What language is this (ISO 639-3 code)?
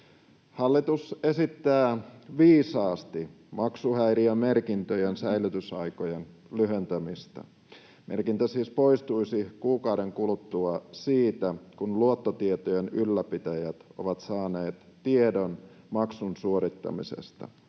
fin